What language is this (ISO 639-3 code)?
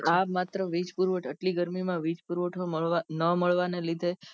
guj